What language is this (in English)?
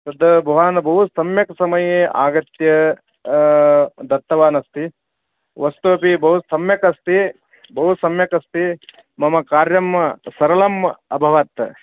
Sanskrit